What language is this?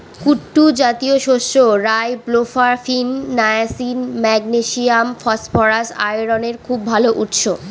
Bangla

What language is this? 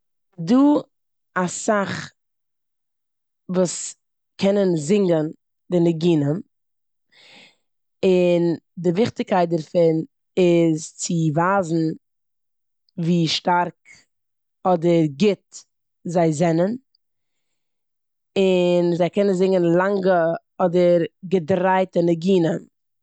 Yiddish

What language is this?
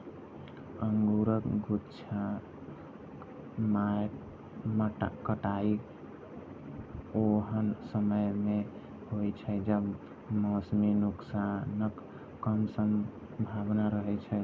Maithili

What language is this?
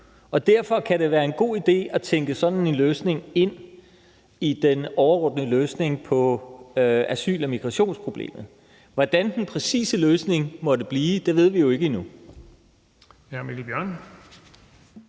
Danish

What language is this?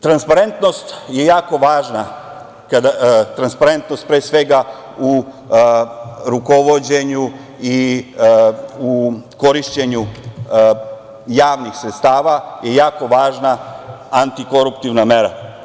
Serbian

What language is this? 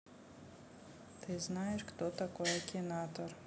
Russian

